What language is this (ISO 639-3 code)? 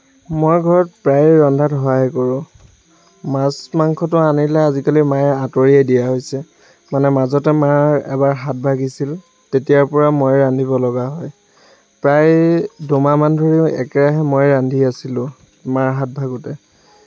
asm